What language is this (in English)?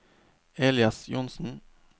Norwegian